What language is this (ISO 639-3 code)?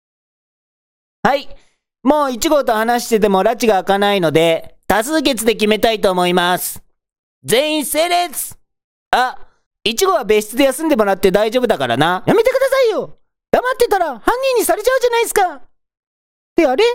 jpn